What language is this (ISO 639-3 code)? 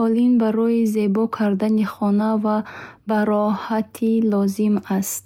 bhh